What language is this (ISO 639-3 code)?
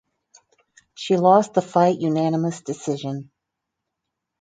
eng